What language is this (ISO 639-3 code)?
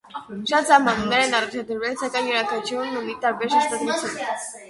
hye